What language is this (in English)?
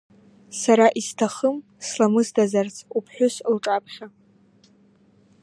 Abkhazian